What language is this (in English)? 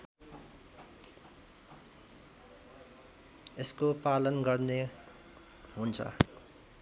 Nepali